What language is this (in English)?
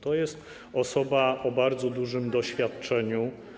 Polish